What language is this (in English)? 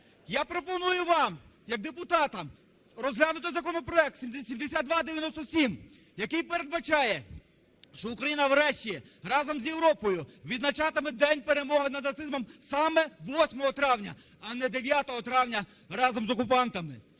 Ukrainian